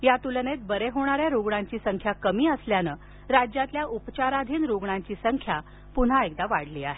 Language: Marathi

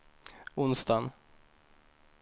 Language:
Swedish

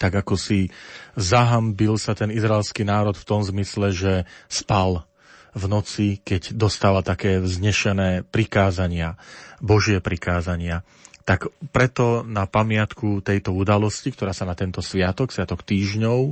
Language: Slovak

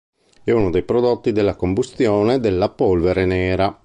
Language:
Italian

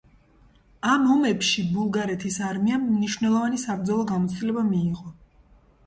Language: Georgian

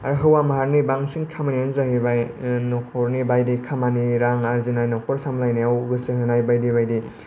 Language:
Bodo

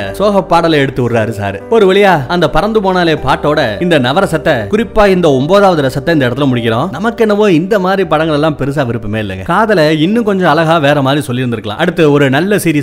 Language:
Tamil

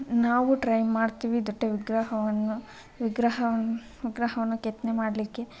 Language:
Kannada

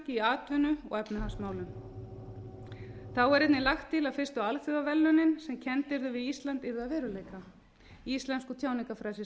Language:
Icelandic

